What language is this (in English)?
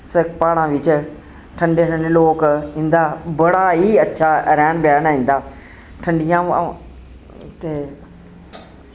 Dogri